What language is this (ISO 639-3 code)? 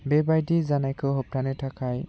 brx